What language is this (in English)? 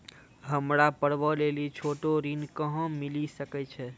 Maithili